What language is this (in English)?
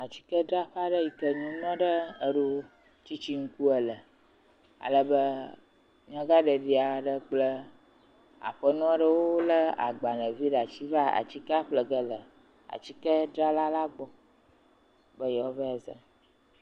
Ewe